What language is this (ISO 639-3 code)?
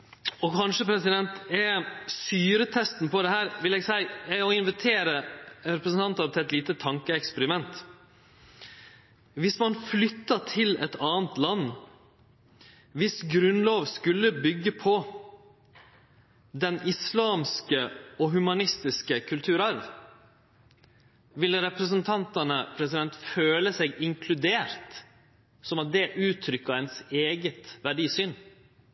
nno